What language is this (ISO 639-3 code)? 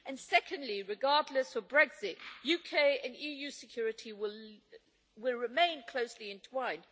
eng